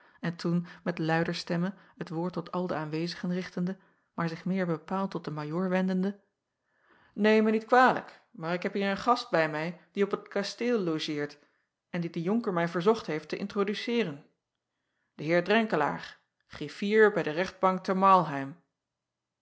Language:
Dutch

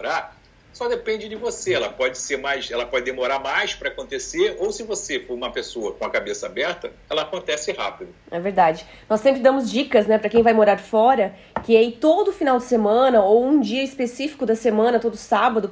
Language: Portuguese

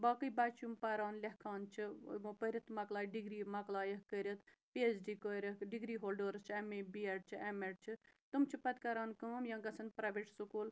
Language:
Kashmiri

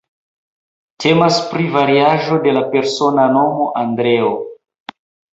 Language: Esperanto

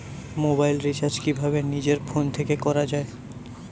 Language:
Bangla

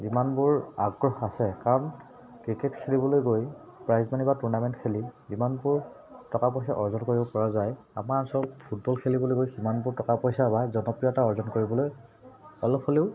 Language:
Assamese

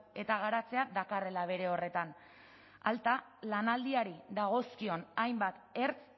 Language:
Basque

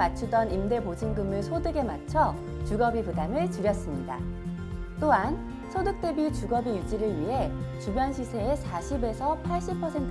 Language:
Korean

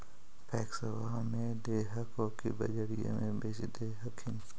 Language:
Magahi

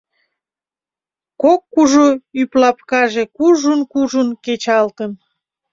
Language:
Mari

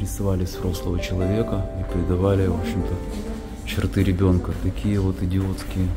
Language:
Russian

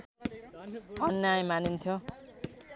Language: Nepali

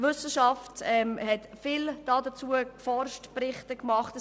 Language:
Swiss German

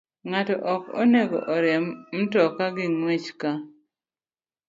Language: Luo (Kenya and Tanzania)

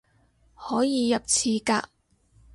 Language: Cantonese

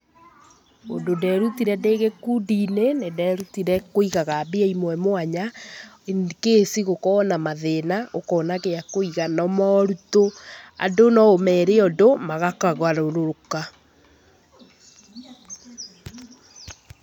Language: Kikuyu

